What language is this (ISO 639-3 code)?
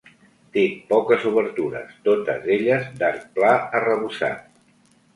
cat